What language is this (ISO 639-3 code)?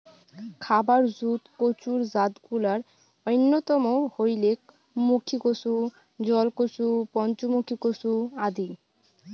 ben